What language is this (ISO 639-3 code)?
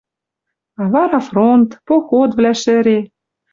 mrj